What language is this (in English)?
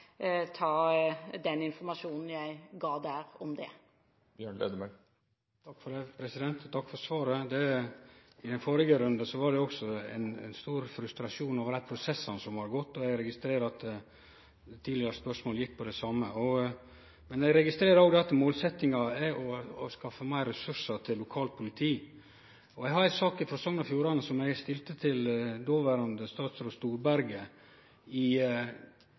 Norwegian